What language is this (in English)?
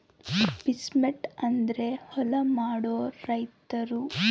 Kannada